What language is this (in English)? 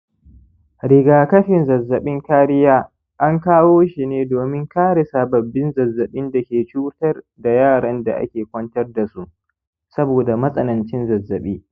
Hausa